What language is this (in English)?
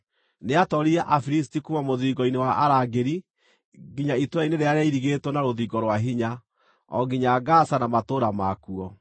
Kikuyu